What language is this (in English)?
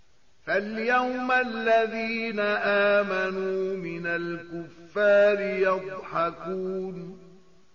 Arabic